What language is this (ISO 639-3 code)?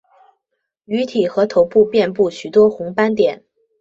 zho